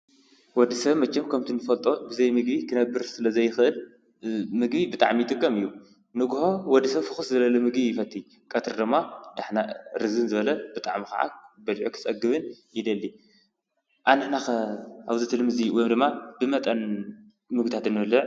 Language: Tigrinya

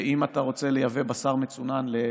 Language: Hebrew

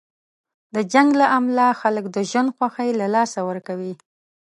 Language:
Pashto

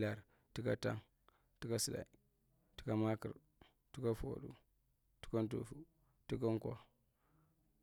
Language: Marghi Central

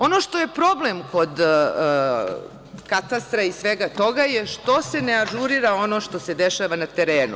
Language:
Serbian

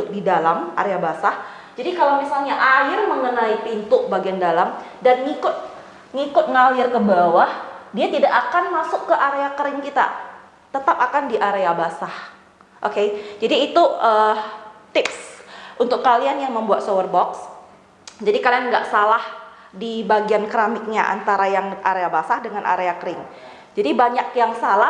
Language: Indonesian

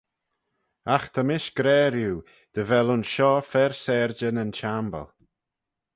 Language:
Manx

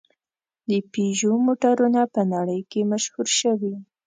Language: Pashto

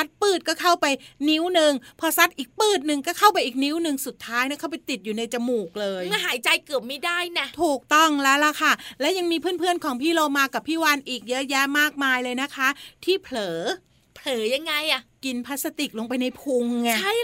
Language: Thai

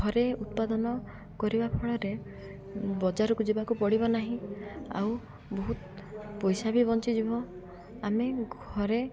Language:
Odia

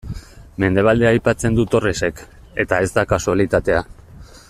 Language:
Basque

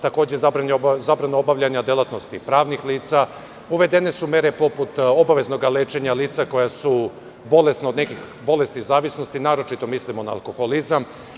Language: Serbian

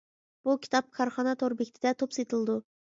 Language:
Uyghur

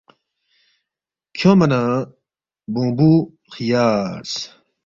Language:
Balti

